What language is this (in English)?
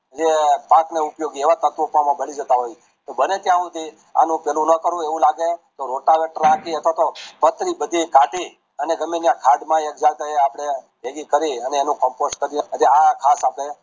Gujarati